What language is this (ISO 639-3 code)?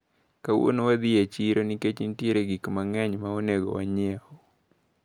luo